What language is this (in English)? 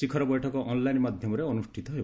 Odia